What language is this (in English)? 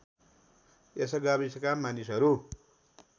Nepali